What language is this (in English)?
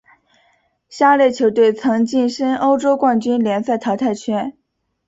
Chinese